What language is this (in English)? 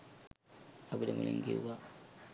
Sinhala